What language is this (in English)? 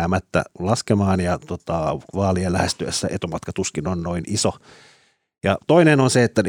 Finnish